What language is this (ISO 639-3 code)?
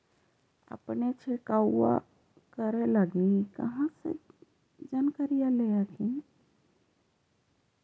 mag